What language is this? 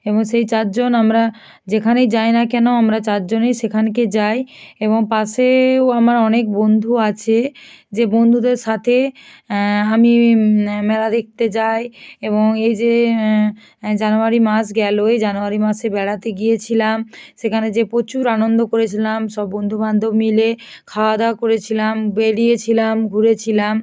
Bangla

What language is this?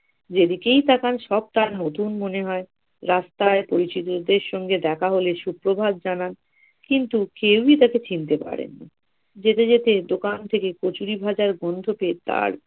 Bangla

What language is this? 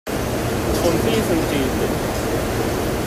Kabyle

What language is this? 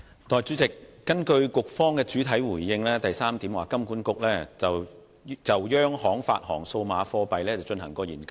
Cantonese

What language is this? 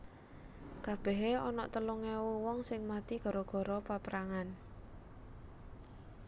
Javanese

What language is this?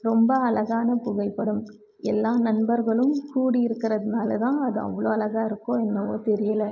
Tamil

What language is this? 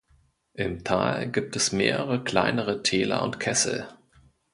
German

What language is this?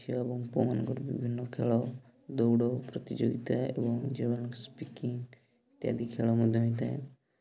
Odia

